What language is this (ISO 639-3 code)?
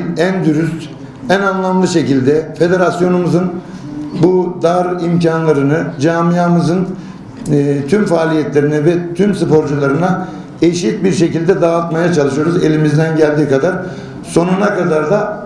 tur